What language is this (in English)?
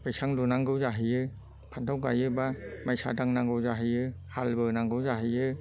Bodo